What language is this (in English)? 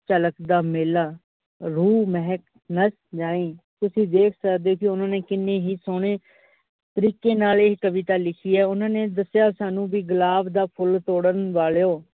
Punjabi